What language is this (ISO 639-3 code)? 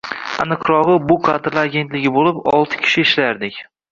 uzb